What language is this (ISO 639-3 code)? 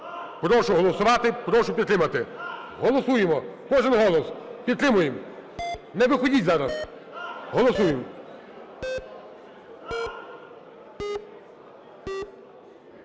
ukr